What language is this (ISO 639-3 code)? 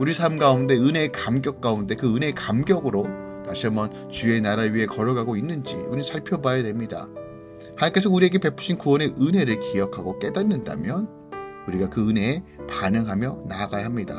kor